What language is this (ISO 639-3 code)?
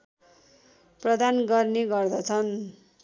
nep